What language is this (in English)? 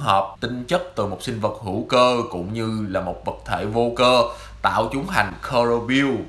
Vietnamese